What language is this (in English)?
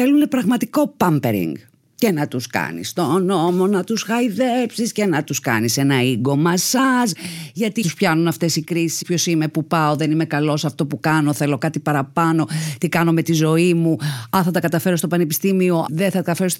Greek